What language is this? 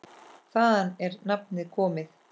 Icelandic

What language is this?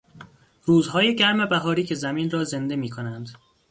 Persian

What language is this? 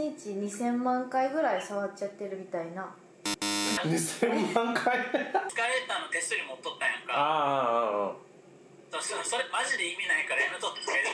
Japanese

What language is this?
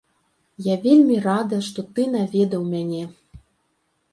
Belarusian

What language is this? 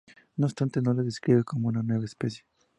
Spanish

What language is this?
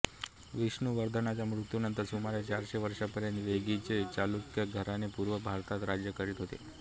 Marathi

